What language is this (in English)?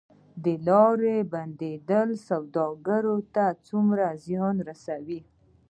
Pashto